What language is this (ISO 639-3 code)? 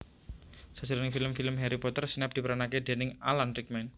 jav